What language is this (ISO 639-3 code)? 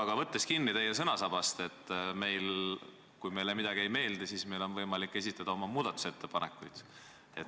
est